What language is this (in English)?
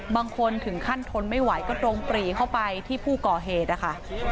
Thai